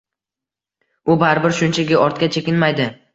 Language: Uzbek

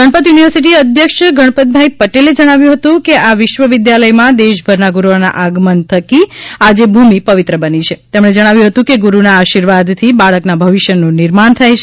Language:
Gujarati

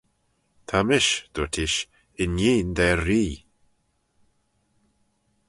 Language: Manx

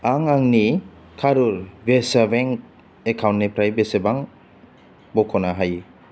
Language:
Bodo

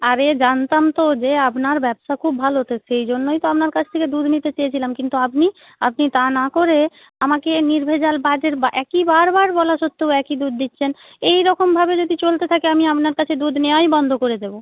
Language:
Bangla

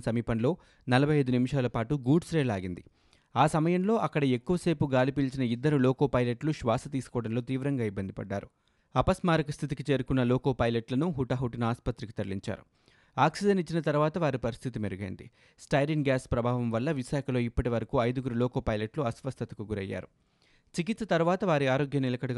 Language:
Telugu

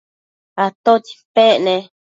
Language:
Matsés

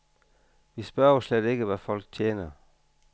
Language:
Danish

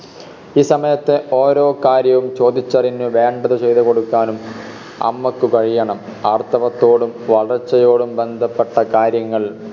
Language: Malayalam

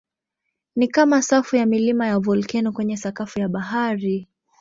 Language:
Swahili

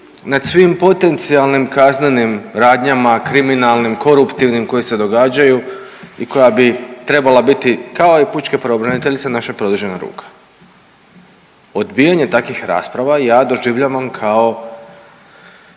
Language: Croatian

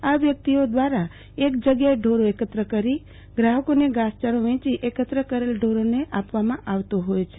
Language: Gujarati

